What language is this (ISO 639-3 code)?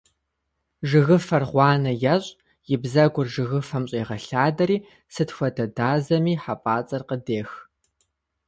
kbd